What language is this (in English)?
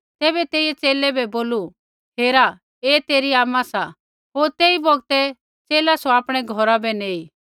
Kullu Pahari